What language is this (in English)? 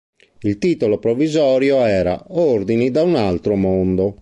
Italian